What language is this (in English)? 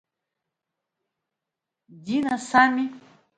Abkhazian